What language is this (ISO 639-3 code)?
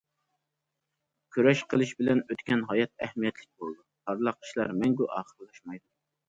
uig